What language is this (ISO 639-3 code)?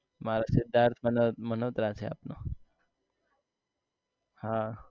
guj